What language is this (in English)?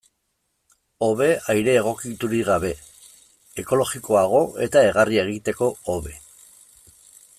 Basque